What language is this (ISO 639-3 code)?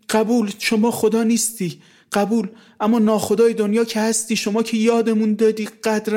fas